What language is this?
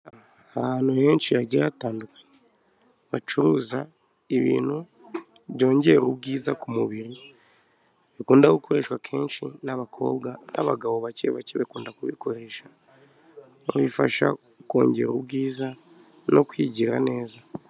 Kinyarwanda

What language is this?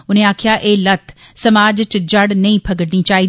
Dogri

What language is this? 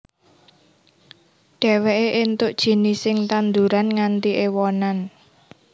Javanese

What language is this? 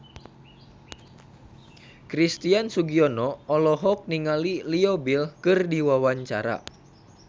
Sundanese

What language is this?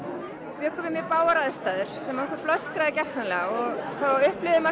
Icelandic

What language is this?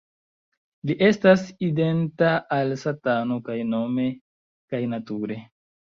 Esperanto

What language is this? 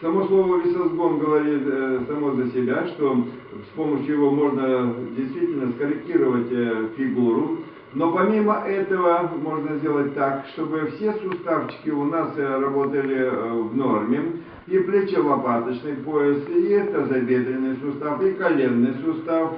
Russian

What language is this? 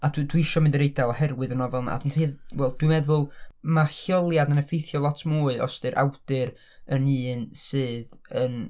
Welsh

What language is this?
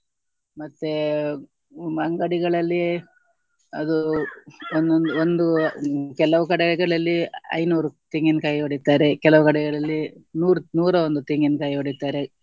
Kannada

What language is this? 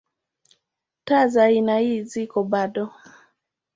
Swahili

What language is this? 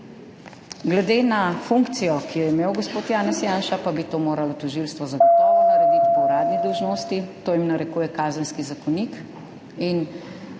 Slovenian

